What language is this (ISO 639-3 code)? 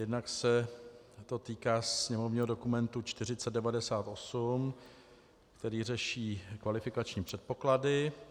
ces